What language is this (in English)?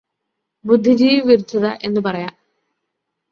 Malayalam